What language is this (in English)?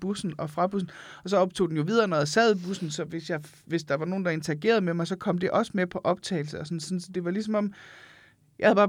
Danish